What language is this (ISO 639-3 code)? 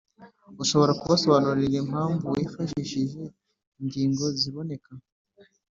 kin